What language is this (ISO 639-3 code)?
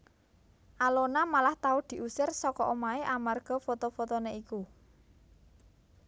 jav